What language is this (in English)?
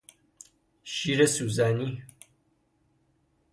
Persian